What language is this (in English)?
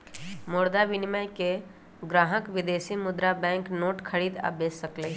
Magahi